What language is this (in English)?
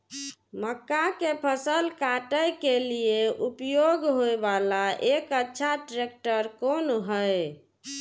Maithili